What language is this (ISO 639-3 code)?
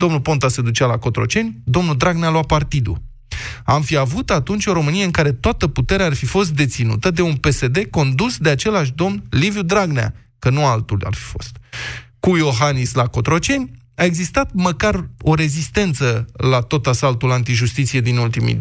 ron